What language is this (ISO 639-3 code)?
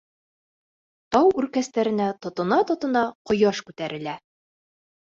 bak